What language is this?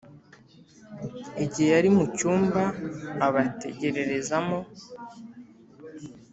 Kinyarwanda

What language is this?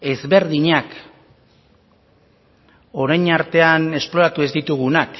Basque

